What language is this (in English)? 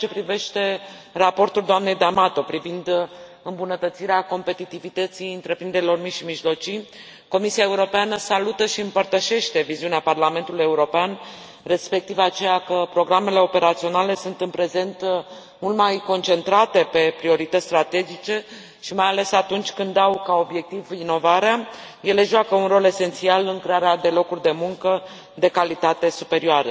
Romanian